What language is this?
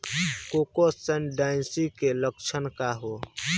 Bhojpuri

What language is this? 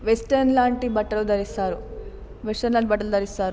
Telugu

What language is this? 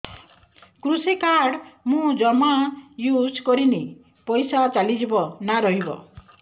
Odia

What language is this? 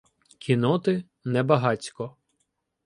Ukrainian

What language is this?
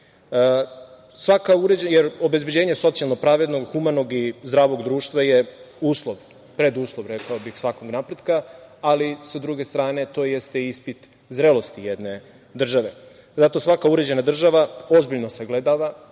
Serbian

